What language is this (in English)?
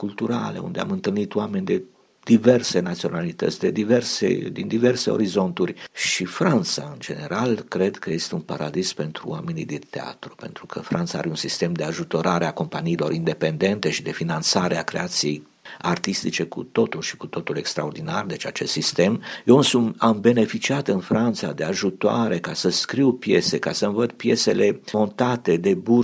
Romanian